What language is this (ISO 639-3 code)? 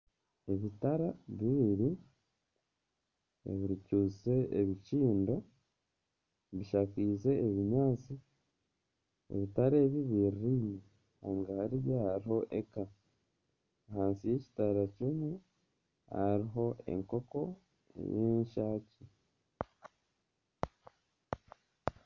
nyn